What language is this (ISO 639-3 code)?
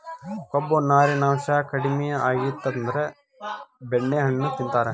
kan